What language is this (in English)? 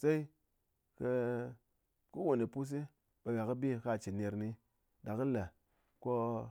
Ngas